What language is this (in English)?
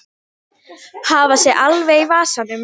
Icelandic